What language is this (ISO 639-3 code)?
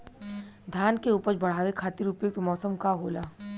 bho